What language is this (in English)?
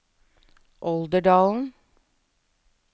Norwegian